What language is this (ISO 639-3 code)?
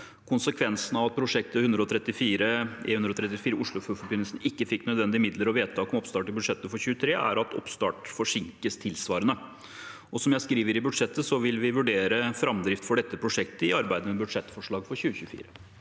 nor